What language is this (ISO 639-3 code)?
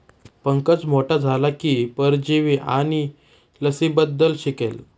mar